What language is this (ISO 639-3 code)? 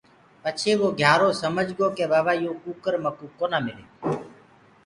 ggg